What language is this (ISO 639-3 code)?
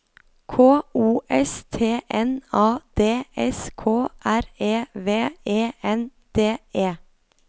nor